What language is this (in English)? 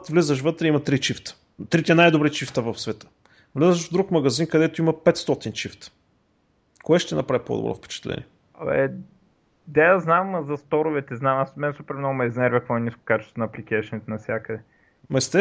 Bulgarian